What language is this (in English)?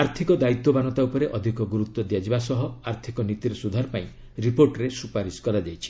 Odia